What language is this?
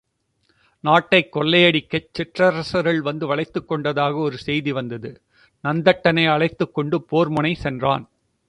Tamil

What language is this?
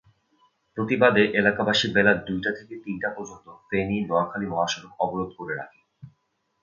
Bangla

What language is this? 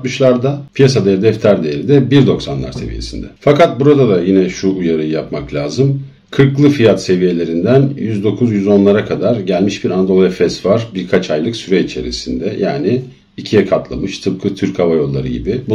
Turkish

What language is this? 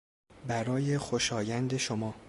Persian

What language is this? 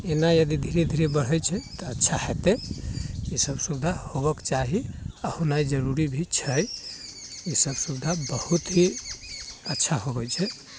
Maithili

